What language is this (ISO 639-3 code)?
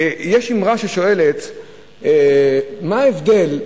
heb